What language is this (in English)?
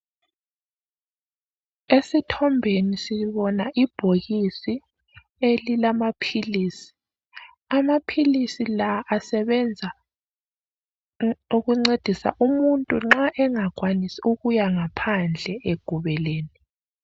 North Ndebele